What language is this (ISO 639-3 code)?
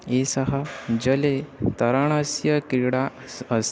san